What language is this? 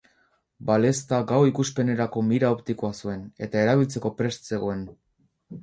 Basque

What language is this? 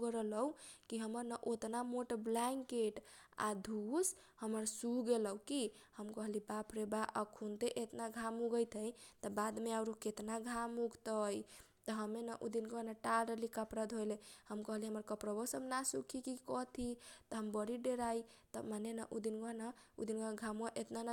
Kochila Tharu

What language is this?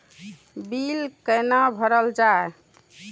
Maithili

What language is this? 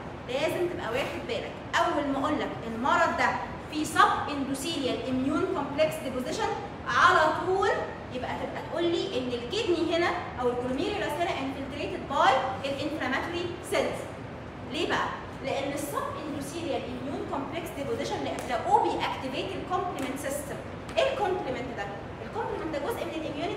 Arabic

